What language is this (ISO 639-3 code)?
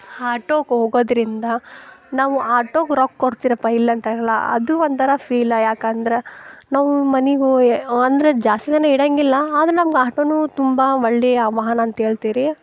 kan